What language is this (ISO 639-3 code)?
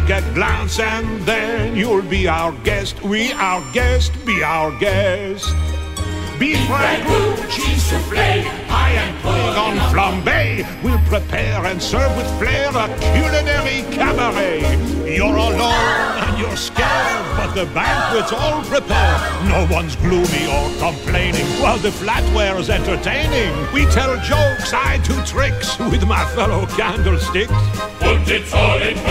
heb